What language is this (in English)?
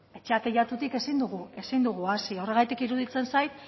Basque